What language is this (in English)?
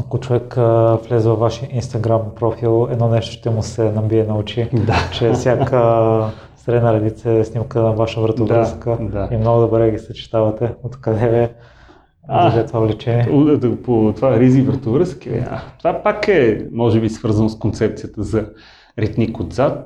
Bulgarian